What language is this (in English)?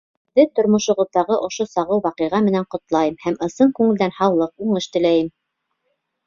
Bashkir